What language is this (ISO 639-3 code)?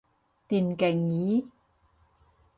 yue